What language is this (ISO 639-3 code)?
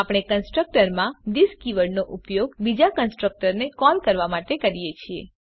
guj